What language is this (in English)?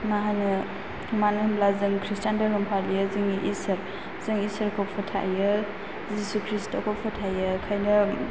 Bodo